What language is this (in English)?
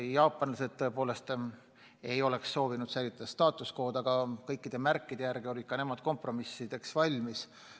Estonian